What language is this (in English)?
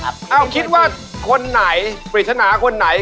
Thai